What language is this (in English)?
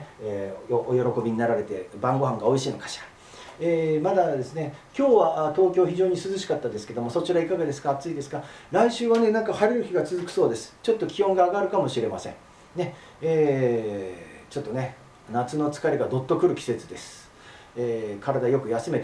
Japanese